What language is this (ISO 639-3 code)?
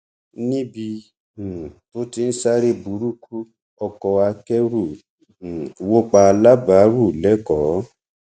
yor